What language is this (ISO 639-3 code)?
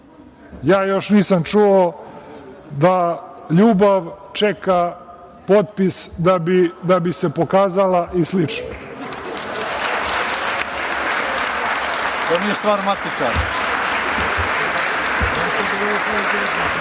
srp